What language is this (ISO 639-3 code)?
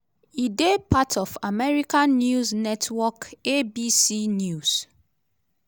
pcm